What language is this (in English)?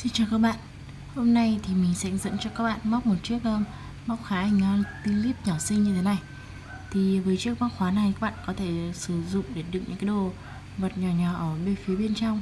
Vietnamese